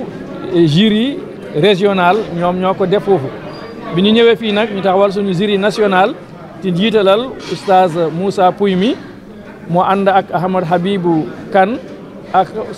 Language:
French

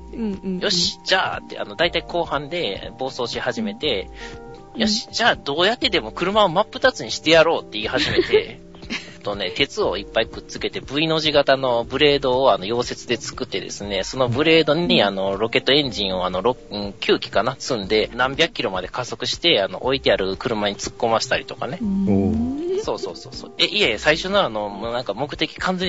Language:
Japanese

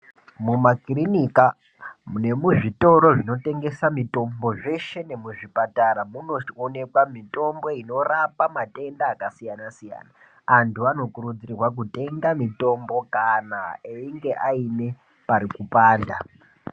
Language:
Ndau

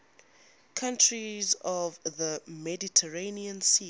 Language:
English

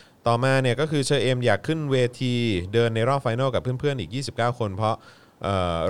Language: Thai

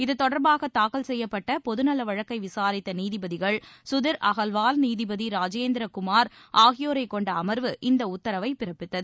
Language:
Tamil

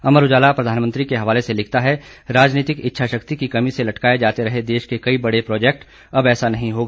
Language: Hindi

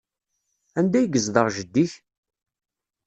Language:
Kabyle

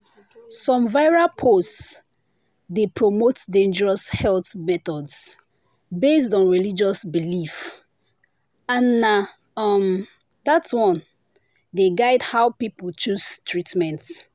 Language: Nigerian Pidgin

